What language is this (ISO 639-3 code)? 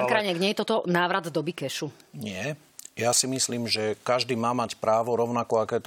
slk